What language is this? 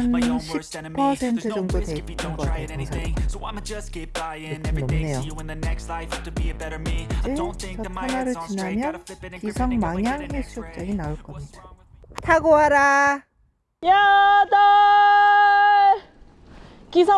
Korean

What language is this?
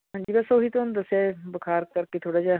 Punjabi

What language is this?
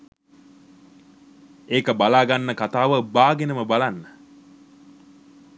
Sinhala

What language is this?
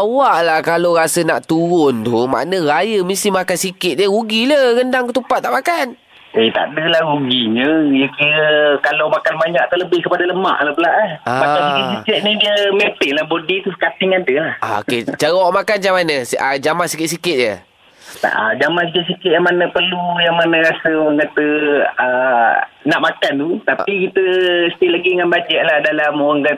Malay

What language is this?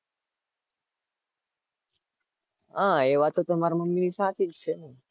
Gujarati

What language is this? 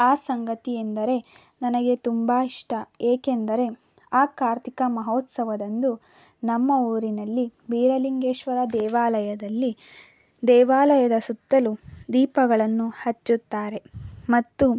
Kannada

